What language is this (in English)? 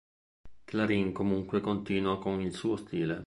Italian